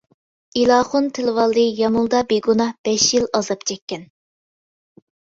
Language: Uyghur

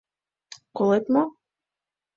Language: Mari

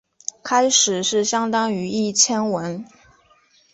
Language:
Chinese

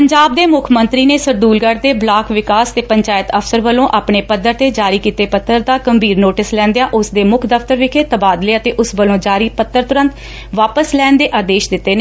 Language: Punjabi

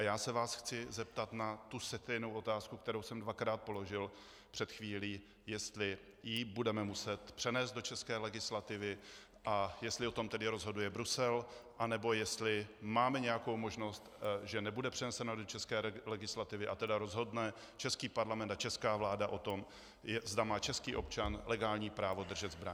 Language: Czech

